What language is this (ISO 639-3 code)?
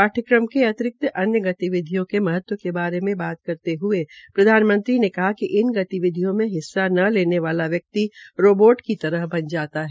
hin